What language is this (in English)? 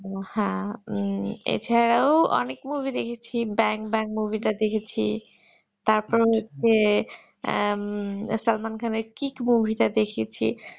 Bangla